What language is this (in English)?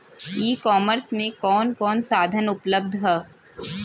Bhojpuri